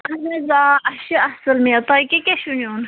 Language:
Kashmiri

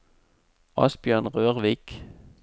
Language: Norwegian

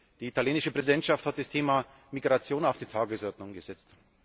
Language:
German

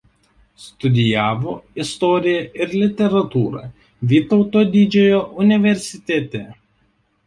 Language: Lithuanian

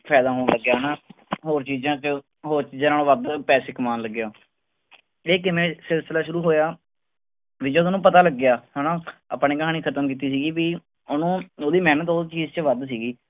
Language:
Punjabi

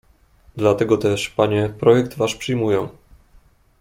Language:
Polish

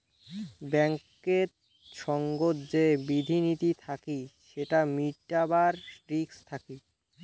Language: Bangla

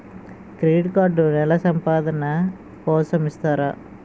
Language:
Telugu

